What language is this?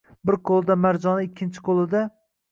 Uzbek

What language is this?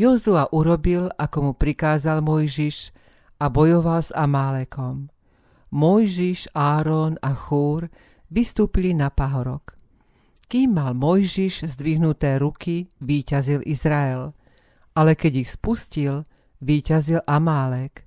Slovak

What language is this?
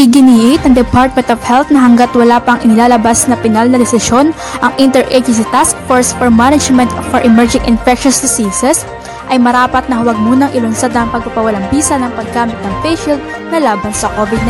Filipino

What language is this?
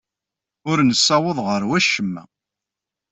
Kabyle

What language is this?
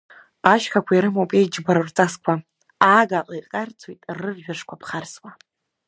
Abkhazian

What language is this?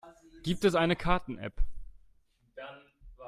German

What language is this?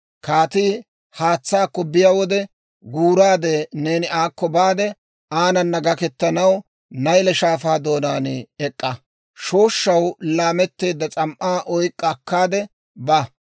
Dawro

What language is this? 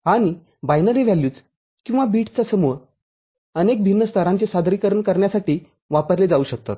Marathi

